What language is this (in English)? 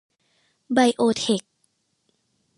Thai